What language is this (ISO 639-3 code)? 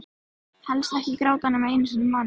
isl